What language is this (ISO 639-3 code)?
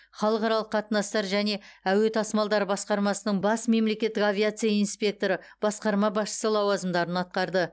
kaz